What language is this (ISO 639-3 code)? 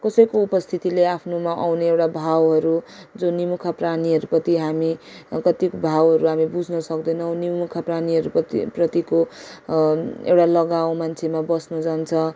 nep